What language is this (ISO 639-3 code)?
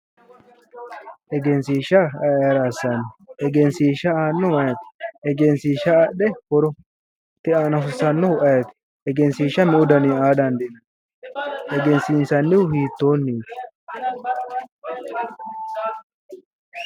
sid